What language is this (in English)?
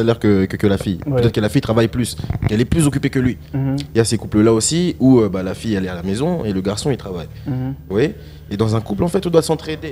French